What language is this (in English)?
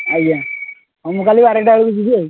Odia